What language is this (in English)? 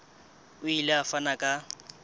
Southern Sotho